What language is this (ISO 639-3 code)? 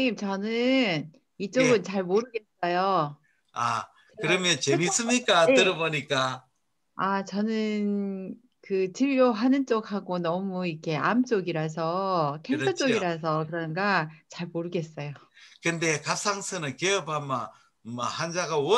kor